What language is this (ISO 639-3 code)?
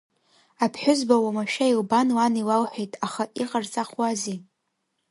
abk